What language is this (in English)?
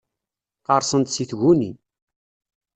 Kabyle